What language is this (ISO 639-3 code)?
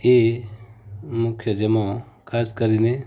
guj